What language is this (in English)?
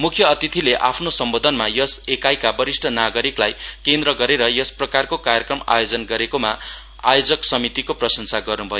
Nepali